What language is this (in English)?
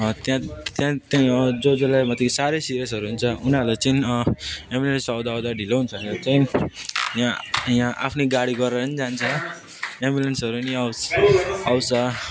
Nepali